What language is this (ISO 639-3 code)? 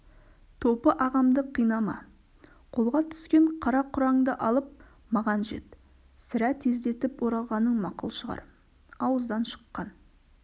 kaz